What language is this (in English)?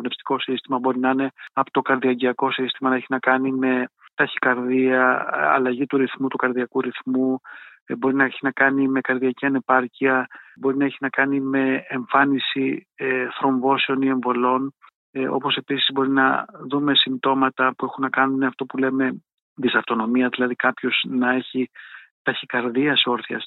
Greek